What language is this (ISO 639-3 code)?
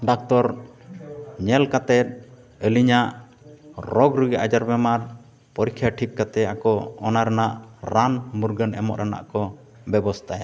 sat